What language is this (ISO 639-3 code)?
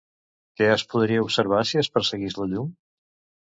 cat